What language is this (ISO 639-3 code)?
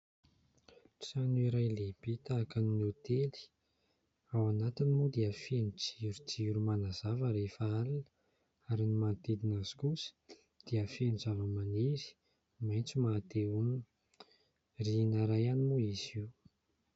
mlg